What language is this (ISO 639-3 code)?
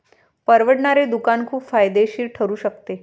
mar